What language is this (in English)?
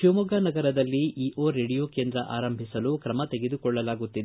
Kannada